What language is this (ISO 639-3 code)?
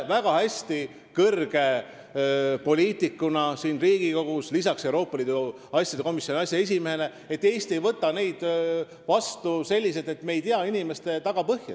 est